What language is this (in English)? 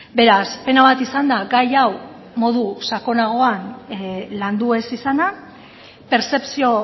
Basque